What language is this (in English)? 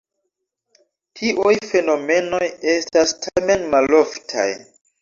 Esperanto